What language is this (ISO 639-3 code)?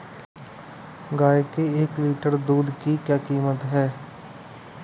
hin